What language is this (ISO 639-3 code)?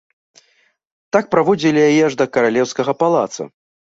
bel